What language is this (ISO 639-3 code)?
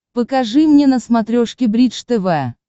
rus